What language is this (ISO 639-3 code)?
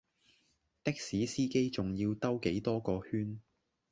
yue